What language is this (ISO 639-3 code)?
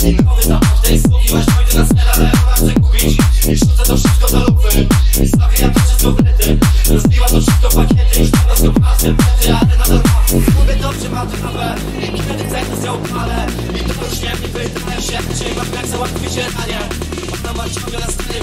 pol